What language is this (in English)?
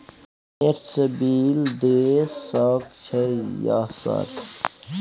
Maithili